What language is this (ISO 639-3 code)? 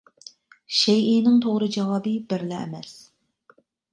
uig